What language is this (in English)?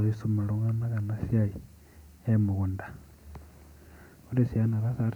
Masai